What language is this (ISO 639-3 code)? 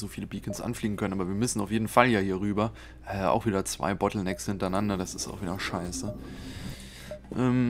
deu